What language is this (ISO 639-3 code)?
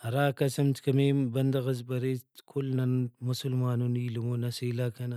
brh